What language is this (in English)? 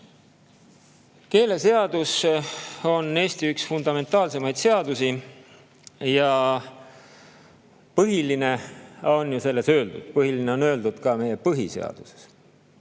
Estonian